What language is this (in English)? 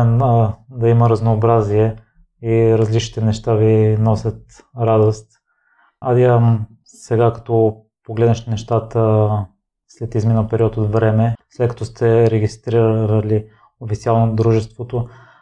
Bulgarian